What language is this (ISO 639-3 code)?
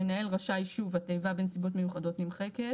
heb